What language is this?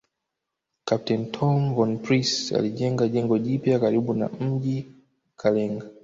Swahili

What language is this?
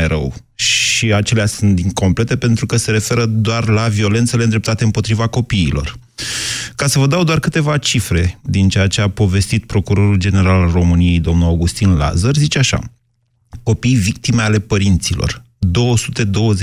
Romanian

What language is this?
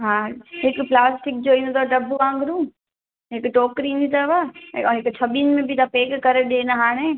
Sindhi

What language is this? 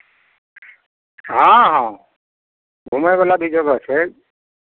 Maithili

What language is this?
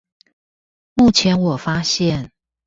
Chinese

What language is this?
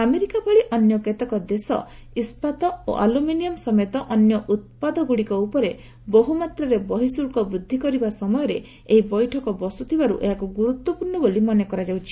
Odia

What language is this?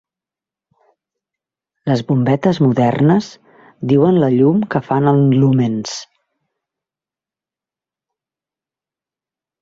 Catalan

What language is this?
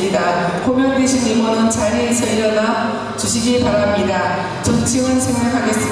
Korean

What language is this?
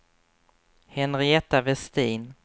Swedish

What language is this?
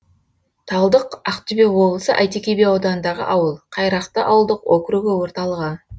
Kazakh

